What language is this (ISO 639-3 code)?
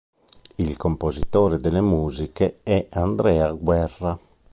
ita